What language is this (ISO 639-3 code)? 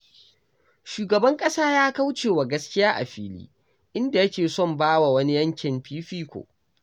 hau